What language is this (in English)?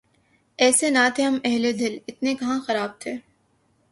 Urdu